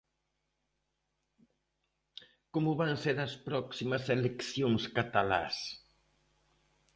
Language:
Galician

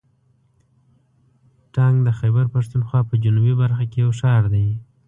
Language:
Pashto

